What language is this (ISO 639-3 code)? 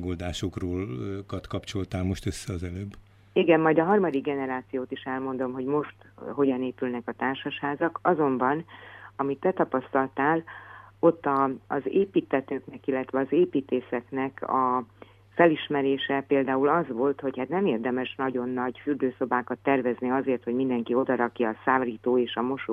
hun